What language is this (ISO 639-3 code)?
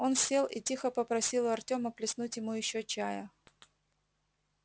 rus